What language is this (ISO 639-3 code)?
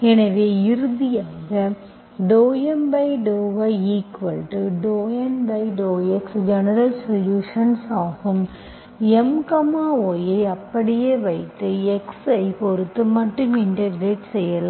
tam